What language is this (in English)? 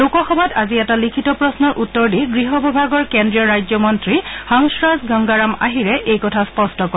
Assamese